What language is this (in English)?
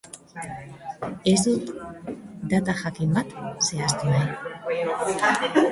Basque